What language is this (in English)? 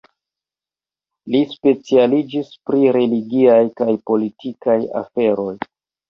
Esperanto